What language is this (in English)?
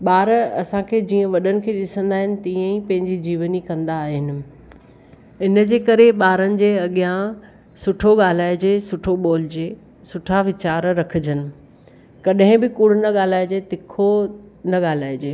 Sindhi